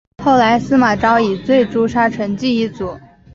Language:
Chinese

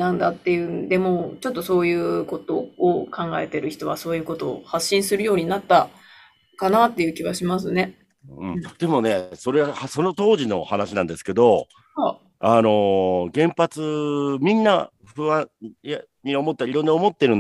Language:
Japanese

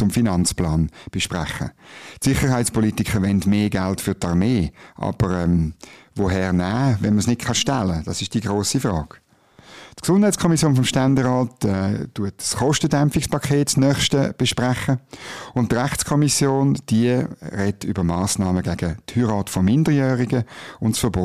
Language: German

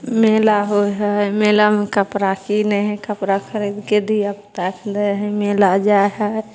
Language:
Maithili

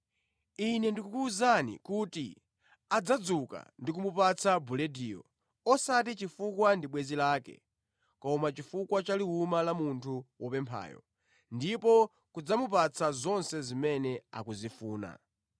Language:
Nyanja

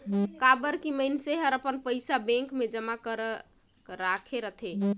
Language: Chhattisgarhi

